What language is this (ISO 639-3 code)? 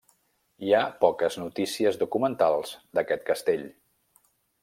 cat